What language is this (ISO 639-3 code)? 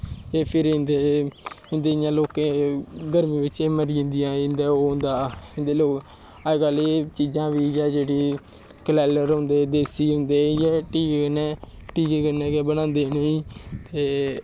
doi